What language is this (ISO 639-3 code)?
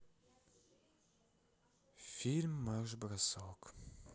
rus